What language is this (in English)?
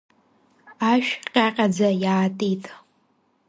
Abkhazian